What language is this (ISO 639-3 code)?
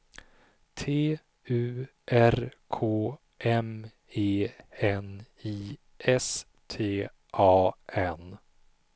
swe